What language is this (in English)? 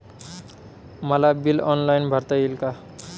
Marathi